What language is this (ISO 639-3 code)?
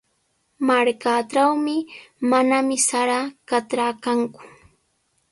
qws